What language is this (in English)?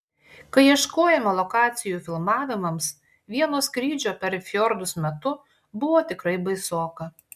Lithuanian